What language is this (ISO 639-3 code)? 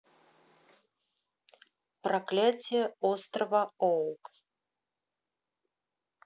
rus